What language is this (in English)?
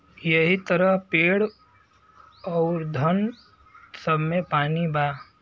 Bhojpuri